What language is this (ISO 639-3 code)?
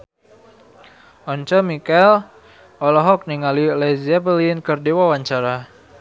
sun